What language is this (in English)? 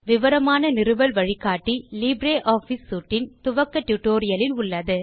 Tamil